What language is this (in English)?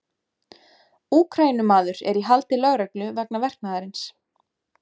Icelandic